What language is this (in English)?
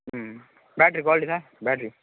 Tamil